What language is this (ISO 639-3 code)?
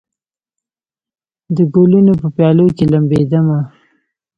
pus